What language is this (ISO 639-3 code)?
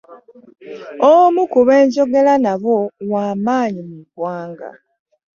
lug